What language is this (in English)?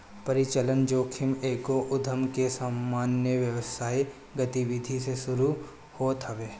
Bhojpuri